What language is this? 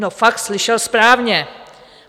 Czech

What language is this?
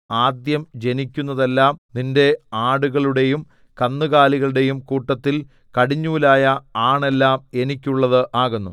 Malayalam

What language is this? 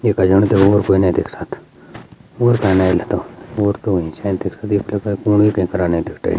Garhwali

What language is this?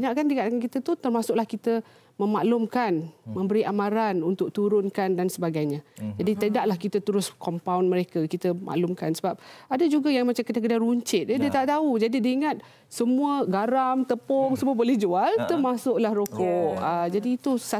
Malay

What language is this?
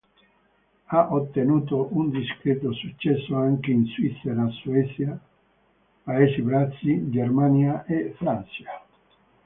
Italian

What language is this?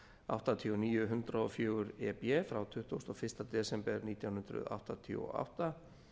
Icelandic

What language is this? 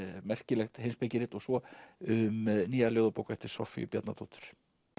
Icelandic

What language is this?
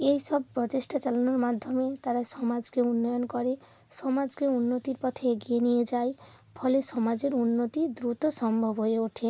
Bangla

